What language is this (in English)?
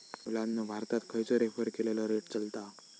Marathi